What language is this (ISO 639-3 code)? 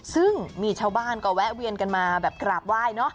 tha